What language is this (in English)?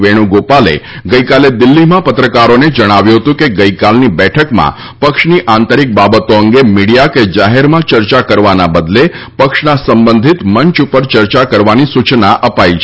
Gujarati